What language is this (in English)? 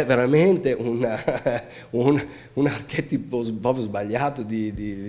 Italian